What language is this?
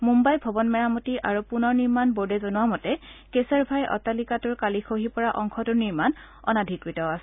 Assamese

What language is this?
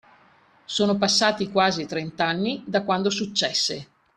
Italian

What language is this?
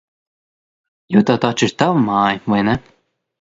Latvian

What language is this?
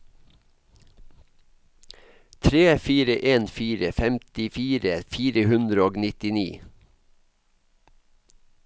Norwegian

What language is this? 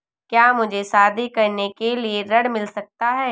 Hindi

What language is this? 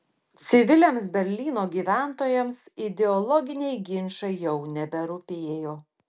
Lithuanian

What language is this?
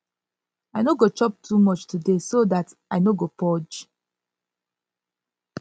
Nigerian Pidgin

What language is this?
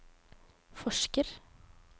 Norwegian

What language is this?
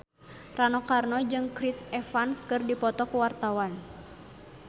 Sundanese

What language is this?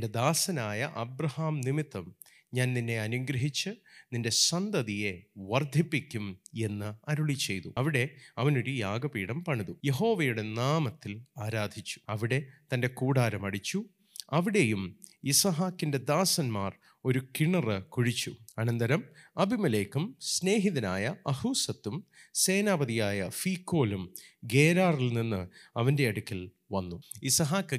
Malayalam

